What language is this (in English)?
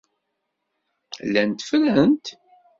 Kabyle